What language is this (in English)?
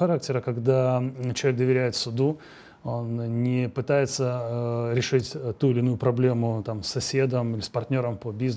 Russian